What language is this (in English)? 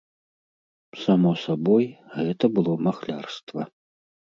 Belarusian